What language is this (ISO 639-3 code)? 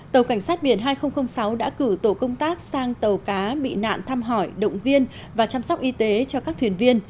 vie